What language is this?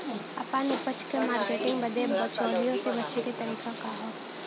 Bhojpuri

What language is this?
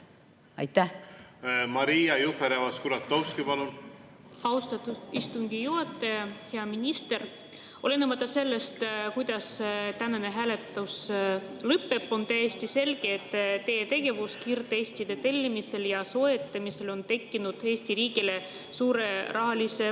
Estonian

